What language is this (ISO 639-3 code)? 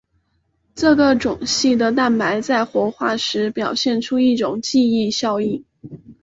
zho